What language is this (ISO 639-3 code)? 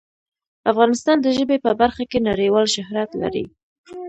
pus